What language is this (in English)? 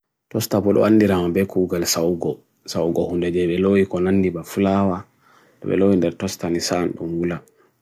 Bagirmi Fulfulde